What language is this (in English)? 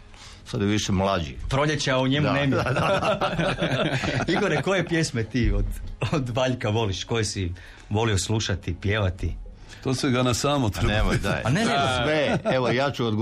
Croatian